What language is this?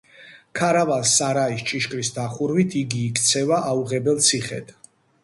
Georgian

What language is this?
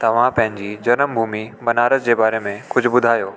Sindhi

